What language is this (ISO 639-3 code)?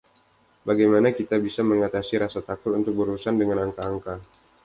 ind